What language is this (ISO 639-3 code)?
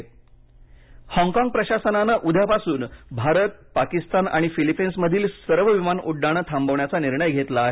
mar